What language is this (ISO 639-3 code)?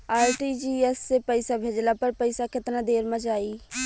bho